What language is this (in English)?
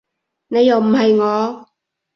Cantonese